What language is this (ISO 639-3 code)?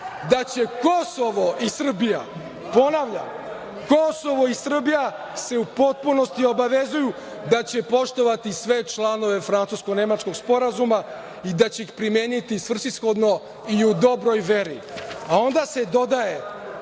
srp